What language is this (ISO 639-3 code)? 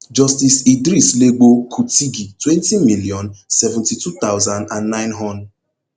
pcm